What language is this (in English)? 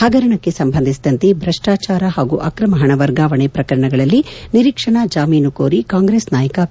Kannada